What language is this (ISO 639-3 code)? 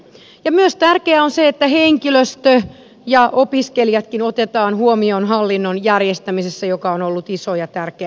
fin